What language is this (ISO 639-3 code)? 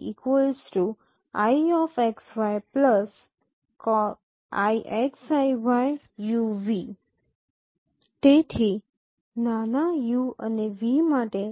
guj